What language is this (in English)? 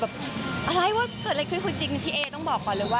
Thai